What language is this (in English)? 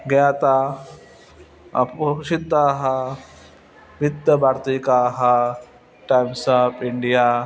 Sanskrit